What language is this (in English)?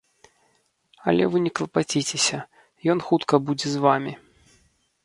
Belarusian